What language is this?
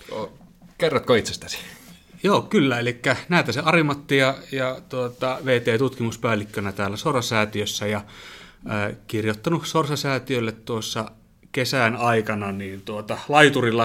Finnish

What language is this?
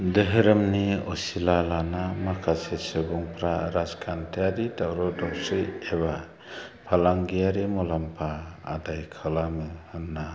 Bodo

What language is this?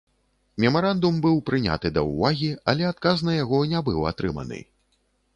Belarusian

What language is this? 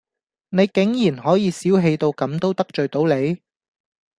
Cantonese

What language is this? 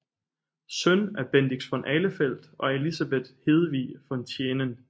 Danish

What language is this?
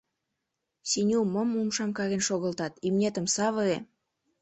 Mari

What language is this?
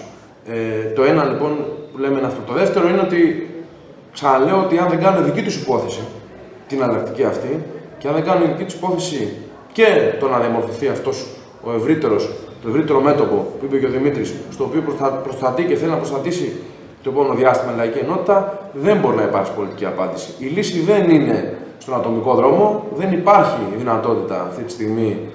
Greek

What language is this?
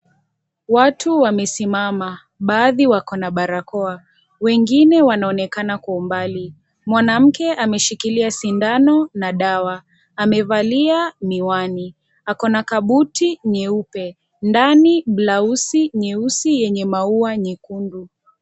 Swahili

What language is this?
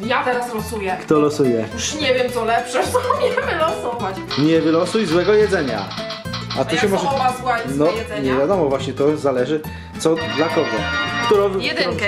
Polish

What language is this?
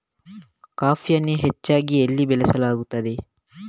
Kannada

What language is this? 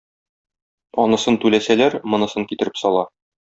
Tatar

